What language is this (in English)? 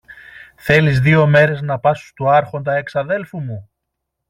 Greek